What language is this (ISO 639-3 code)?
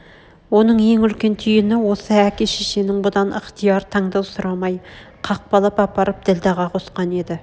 kaz